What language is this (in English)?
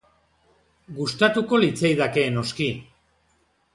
Basque